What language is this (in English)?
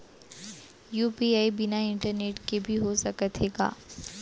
Chhattisgarhi